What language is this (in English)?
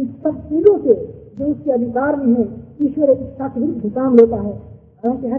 Hindi